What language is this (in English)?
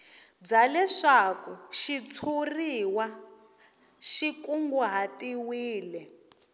Tsonga